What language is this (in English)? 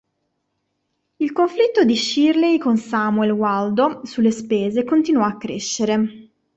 Italian